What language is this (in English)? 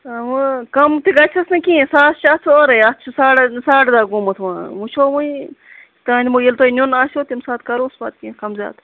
Kashmiri